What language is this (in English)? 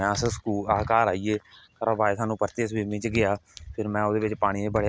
Dogri